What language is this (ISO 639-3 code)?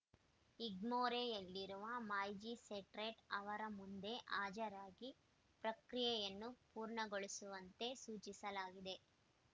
kan